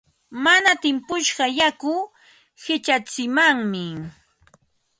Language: Ambo-Pasco Quechua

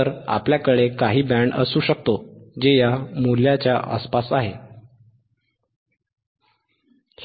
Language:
Marathi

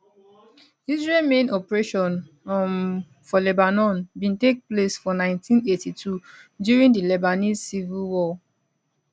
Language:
Nigerian Pidgin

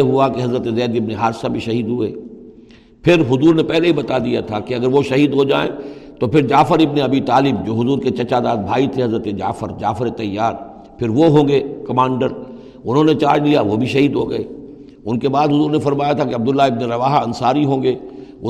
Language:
Urdu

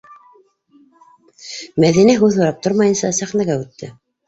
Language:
Bashkir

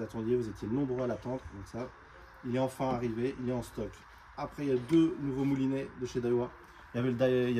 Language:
French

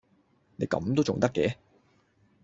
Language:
Cantonese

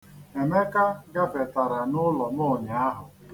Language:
Igbo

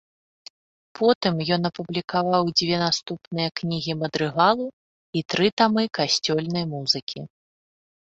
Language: Belarusian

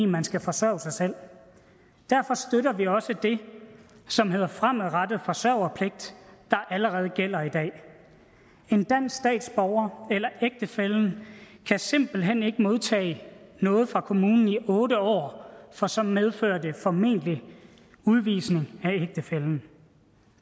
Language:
Danish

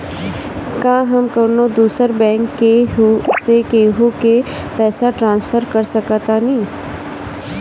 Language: Bhojpuri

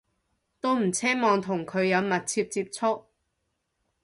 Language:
Cantonese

